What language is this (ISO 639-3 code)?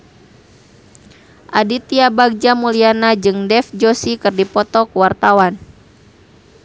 sun